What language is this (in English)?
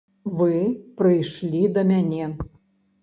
Belarusian